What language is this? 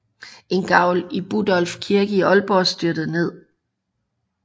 Danish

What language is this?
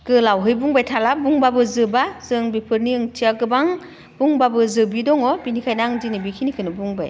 Bodo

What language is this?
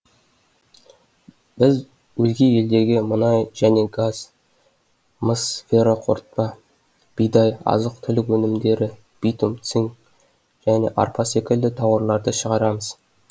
Kazakh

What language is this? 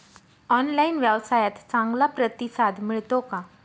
Marathi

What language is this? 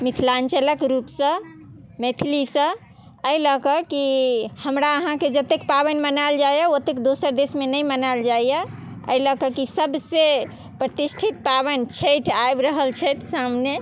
Maithili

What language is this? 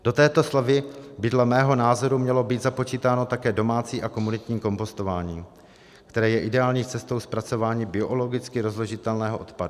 Czech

